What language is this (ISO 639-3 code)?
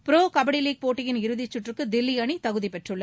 tam